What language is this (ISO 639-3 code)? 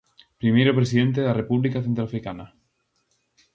glg